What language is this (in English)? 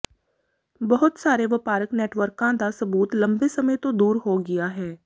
Punjabi